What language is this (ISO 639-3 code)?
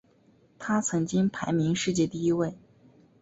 zho